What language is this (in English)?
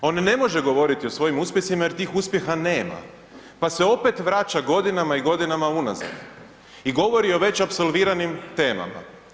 Croatian